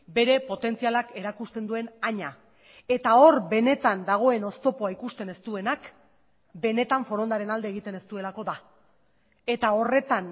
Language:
Basque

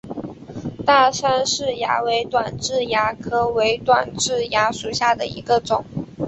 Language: Chinese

